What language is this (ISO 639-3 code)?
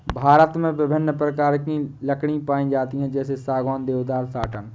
hin